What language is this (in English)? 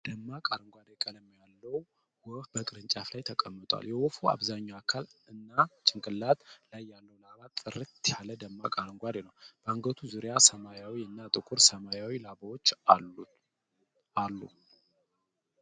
Amharic